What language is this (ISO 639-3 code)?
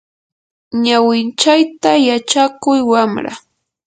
qur